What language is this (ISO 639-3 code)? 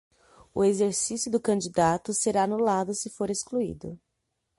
por